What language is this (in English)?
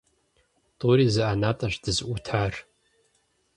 Kabardian